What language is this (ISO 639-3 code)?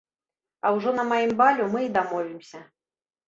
bel